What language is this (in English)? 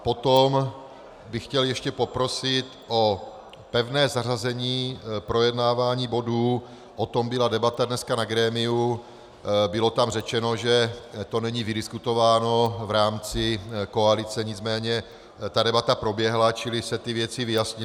Czech